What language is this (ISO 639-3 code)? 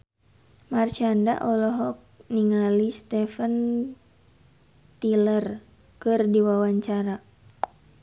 sun